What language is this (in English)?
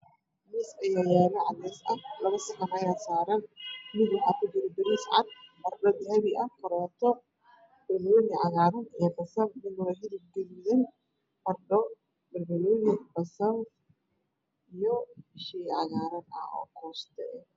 Somali